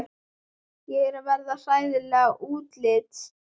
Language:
Icelandic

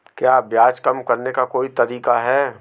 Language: Hindi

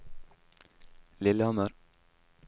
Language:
Norwegian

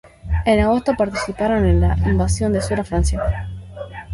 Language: Spanish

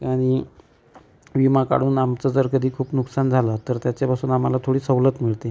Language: Marathi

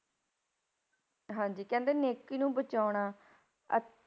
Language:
Punjabi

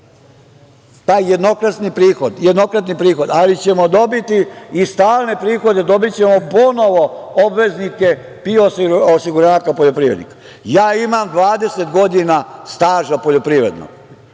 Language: Serbian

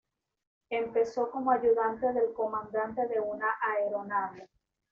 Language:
Spanish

